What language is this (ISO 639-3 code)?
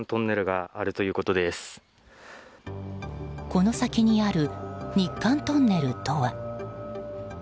jpn